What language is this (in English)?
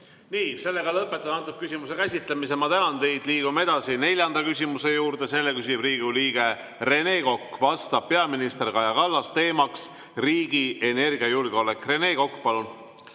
Estonian